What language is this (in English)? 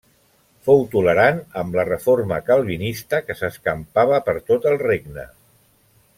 Catalan